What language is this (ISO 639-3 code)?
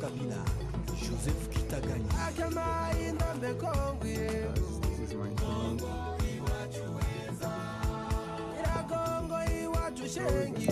eng